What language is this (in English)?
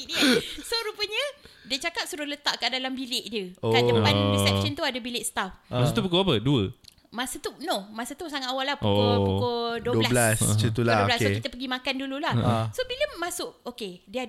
Malay